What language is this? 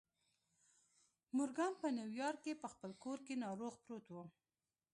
Pashto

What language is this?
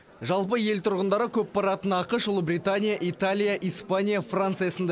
Kazakh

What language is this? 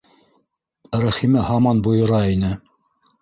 Bashkir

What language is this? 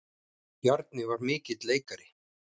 Icelandic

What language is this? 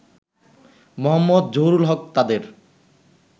Bangla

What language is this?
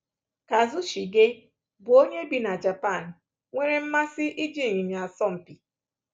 Igbo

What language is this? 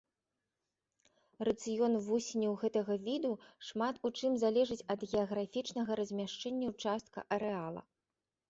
Belarusian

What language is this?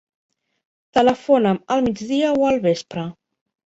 Catalan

